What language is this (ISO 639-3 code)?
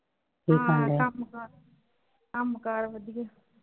pan